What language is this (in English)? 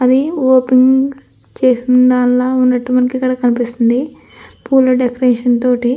Telugu